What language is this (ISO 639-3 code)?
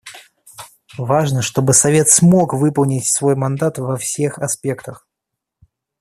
rus